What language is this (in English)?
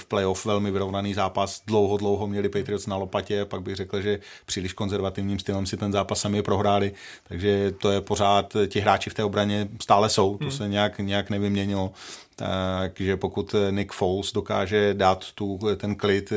Czech